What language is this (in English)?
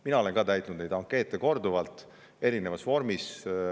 Estonian